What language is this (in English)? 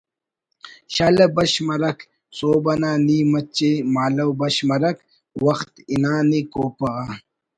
Brahui